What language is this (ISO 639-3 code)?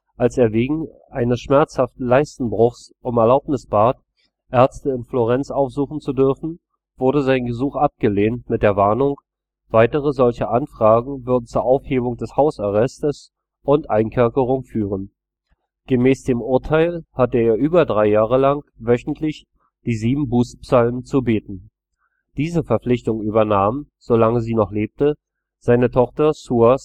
deu